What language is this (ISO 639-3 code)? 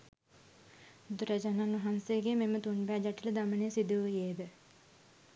sin